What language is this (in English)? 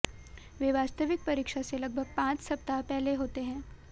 Hindi